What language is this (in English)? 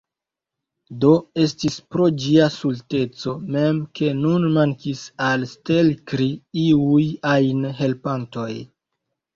Esperanto